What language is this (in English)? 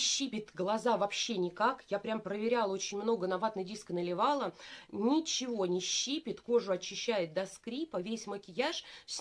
Russian